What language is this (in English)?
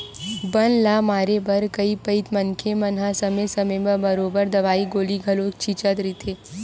Chhattisgarhi